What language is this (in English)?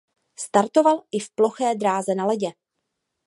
Czech